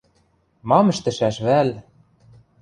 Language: Western Mari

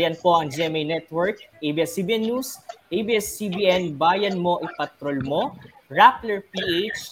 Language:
Filipino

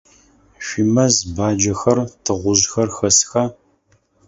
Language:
Adyghe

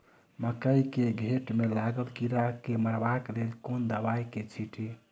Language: Maithili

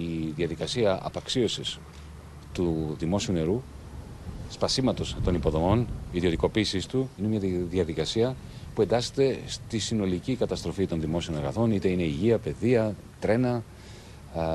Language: Greek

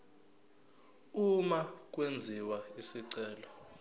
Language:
Zulu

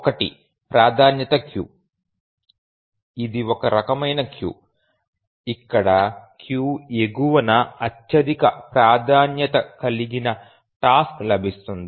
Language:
Telugu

